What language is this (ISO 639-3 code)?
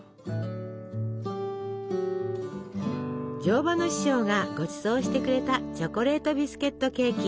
jpn